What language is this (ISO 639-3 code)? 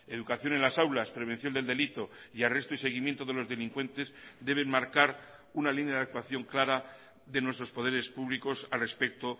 spa